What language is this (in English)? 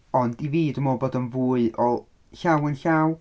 Welsh